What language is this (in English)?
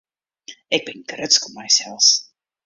Western Frisian